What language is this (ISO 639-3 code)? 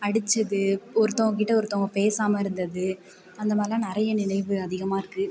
tam